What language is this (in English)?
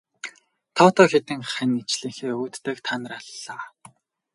Mongolian